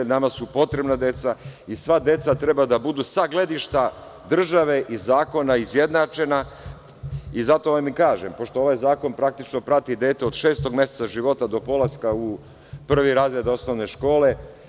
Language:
Serbian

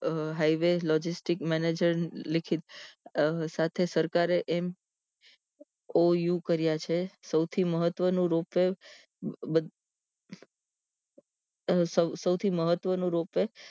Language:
Gujarati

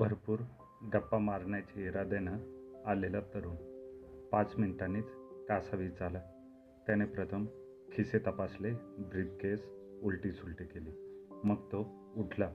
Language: Marathi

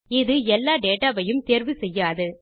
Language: Tamil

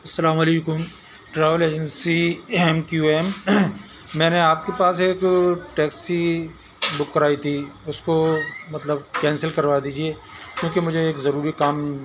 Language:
Urdu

